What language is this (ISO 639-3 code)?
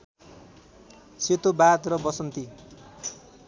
nep